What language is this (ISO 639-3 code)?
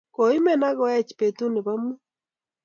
kln